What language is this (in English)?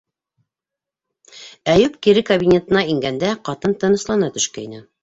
Bashkir